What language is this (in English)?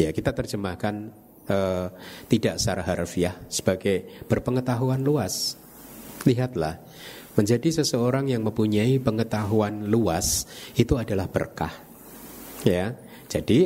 Indonesian